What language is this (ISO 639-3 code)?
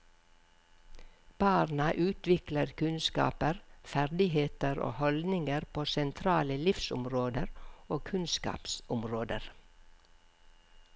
nor